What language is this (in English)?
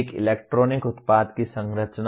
Hindi